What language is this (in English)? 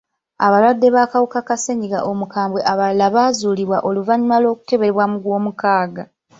Ganda